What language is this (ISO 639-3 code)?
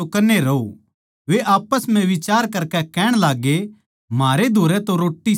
bgc